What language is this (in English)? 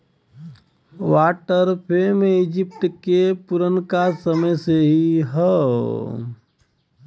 Bhojpuri